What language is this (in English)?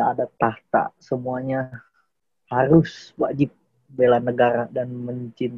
Indonesian